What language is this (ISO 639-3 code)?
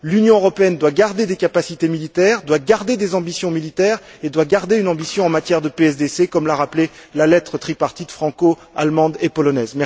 fra